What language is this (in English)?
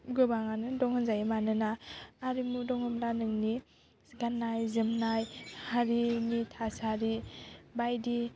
Bodo